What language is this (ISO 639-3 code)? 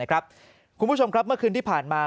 tha